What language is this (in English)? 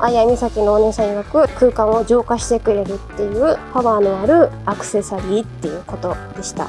Japanese